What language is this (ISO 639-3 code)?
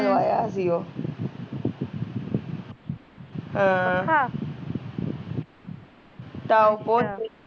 pan